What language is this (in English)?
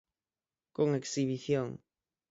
Galician